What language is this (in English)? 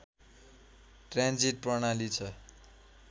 Nepali